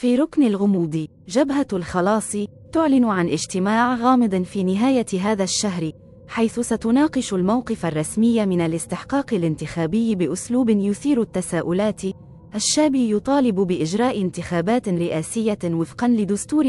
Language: Arabic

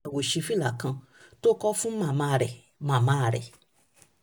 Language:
Yoruba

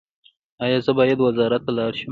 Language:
Pashto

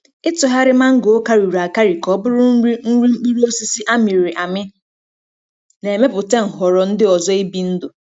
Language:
Igbo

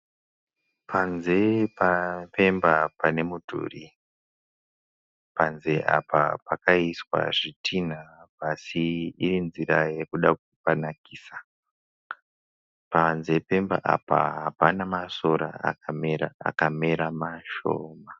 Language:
Shona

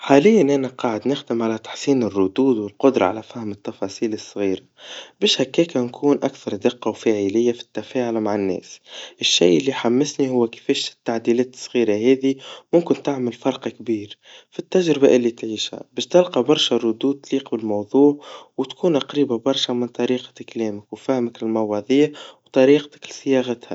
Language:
Tunisian Arabic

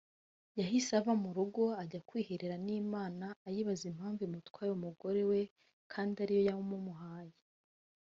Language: Kinyarwanda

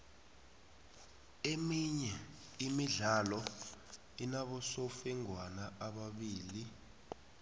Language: South Ndebele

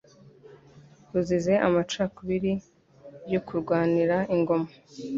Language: Kinyarwanda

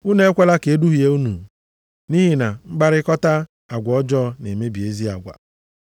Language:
Igbo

